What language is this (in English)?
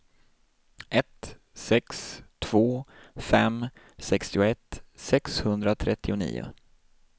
Swedish